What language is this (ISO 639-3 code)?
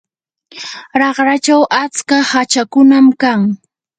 qur